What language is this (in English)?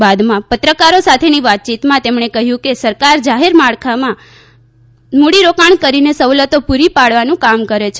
Gujarati